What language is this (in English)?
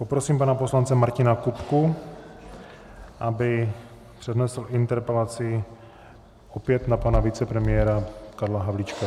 Czech